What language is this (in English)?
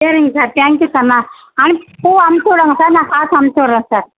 Tamil